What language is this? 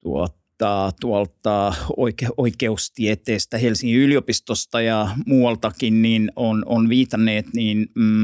Finnish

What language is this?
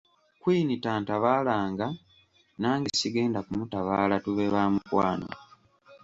Ganda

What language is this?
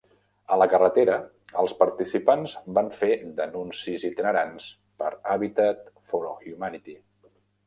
Catalan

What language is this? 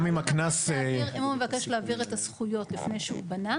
Hebrew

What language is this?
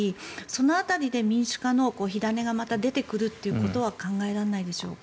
Japanese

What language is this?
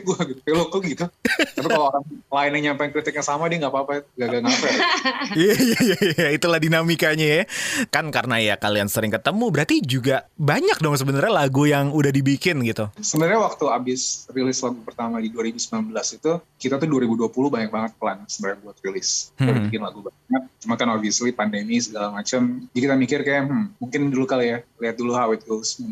Indonesian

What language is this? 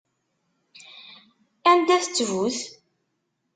Kabyle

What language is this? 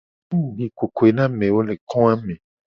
Gen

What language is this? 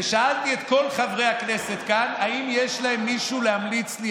Hebrew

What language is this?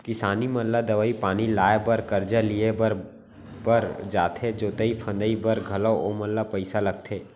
Chhattisgarhi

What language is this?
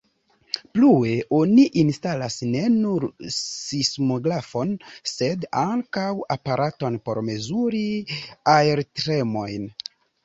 Esperanto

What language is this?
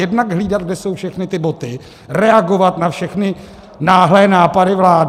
Czech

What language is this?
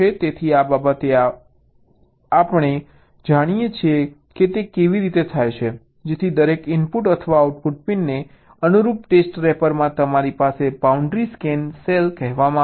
Gujarati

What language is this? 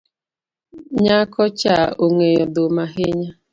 Luo (Kenya and Tanzania)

